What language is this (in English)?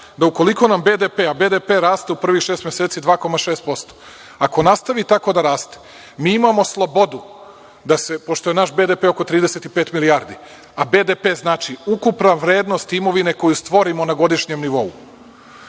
Serbian